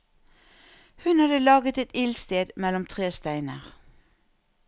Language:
Norwegian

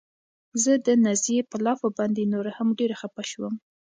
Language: Pashto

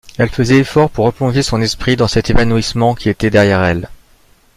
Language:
French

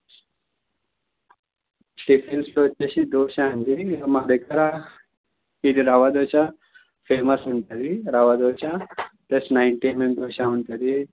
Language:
Telugu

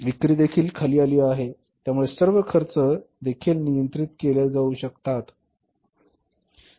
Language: Marathi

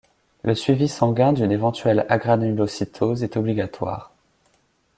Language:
French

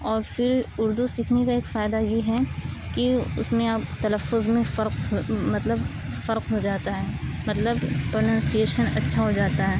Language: Urdu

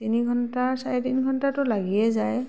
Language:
Assamese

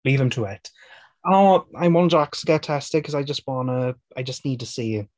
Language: English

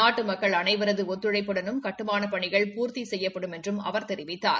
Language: Tamil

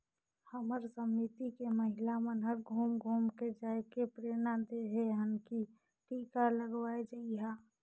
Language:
Chhattisgarhi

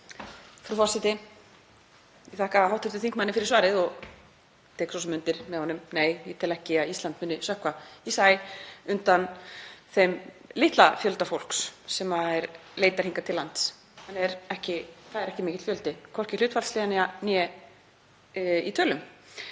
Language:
Icelandic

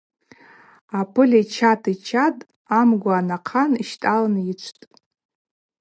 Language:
Abaza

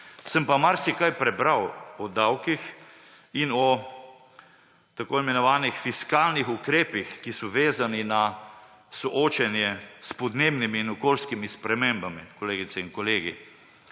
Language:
Slovenian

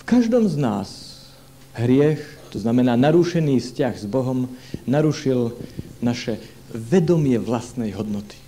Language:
Slovak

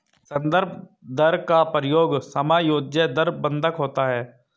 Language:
Hindi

